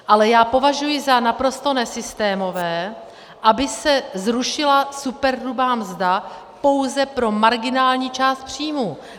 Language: Czech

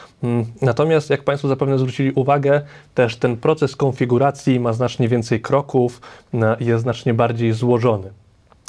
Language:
Polish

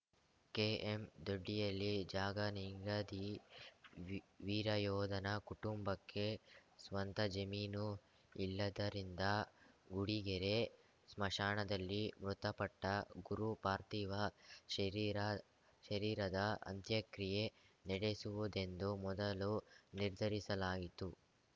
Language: Kannada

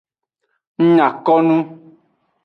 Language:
Aja (Benin)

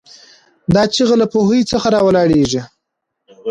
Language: Pashto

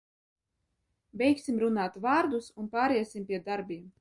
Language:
Latvian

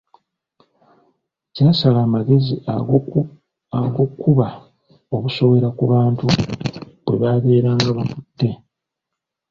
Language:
Ganda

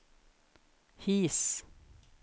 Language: Norwegian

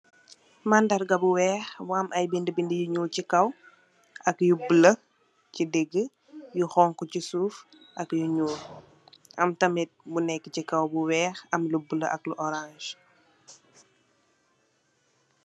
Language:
Wolof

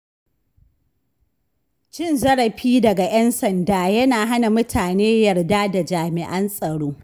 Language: Hausa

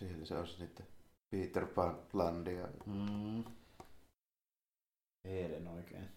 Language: Finnish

